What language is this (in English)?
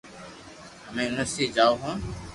Loarki